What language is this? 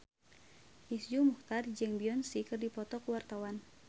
Sundanese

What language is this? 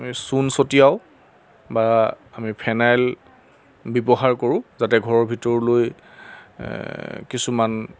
Assamese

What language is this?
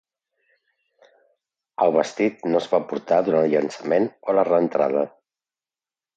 Catalan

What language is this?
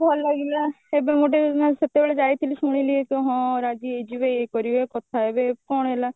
Odia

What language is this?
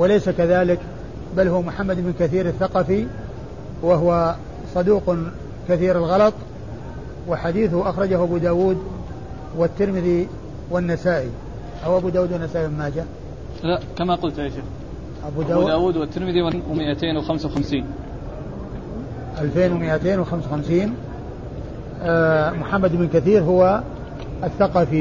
Arabic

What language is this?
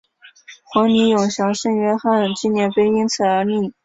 Chinese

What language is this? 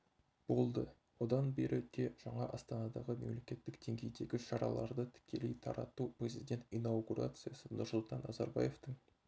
Kazakh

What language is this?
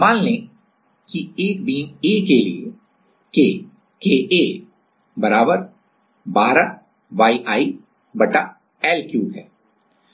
Hindi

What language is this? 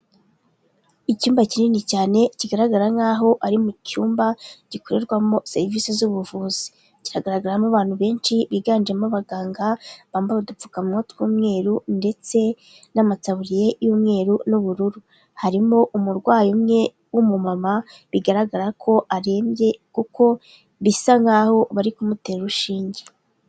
Kinyarwanda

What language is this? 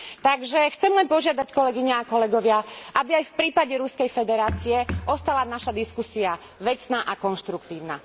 Slovak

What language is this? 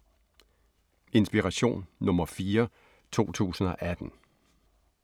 Danish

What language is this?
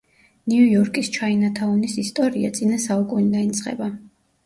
Georgian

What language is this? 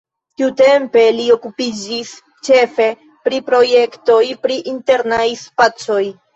Esperanto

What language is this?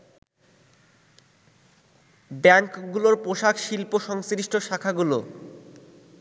Bangla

